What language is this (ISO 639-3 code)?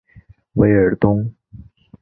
zho